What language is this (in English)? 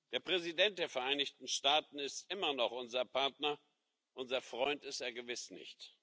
German